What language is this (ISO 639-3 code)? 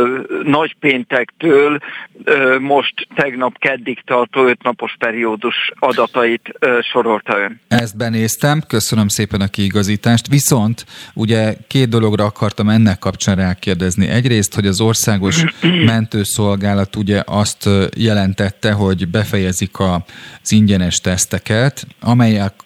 hun